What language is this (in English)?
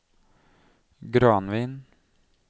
Norwegian